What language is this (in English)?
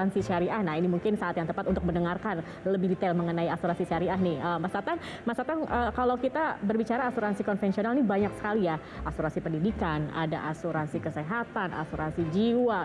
Indonesian